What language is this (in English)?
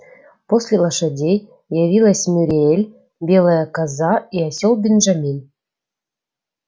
Russian